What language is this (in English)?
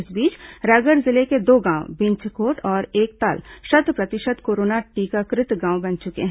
Hindi